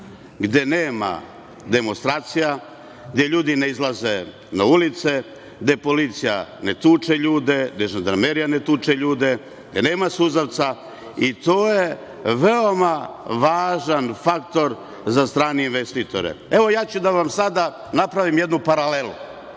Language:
Serbian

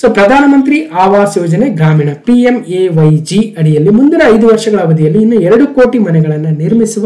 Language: Kannada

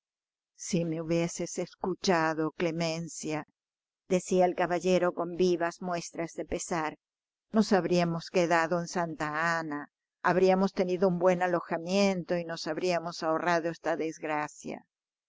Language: Spanish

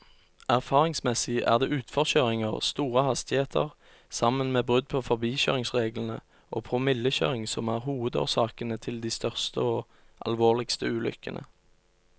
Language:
Norwegian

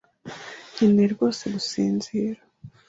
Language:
Kinyarwanda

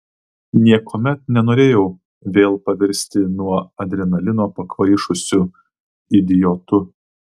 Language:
Lithuanian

